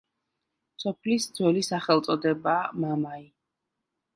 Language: Georgian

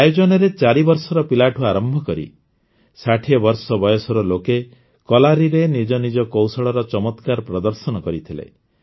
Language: Odia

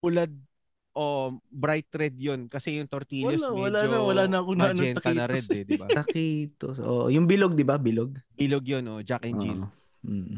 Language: Filipino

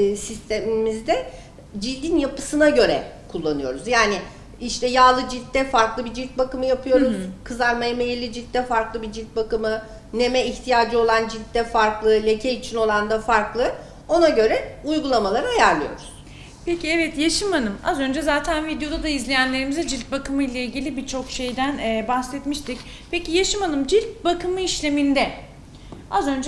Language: Turkish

